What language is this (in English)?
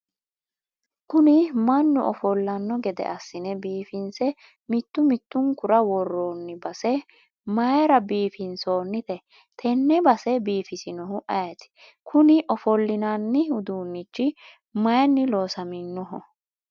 Sidamo